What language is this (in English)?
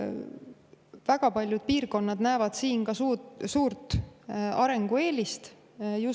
Estonian